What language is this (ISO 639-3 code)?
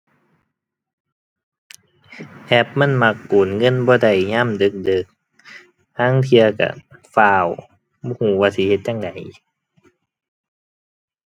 tha